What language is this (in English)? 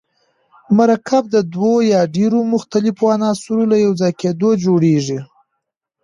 Pashto